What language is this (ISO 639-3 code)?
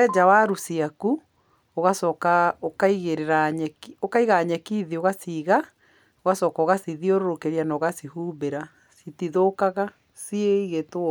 kik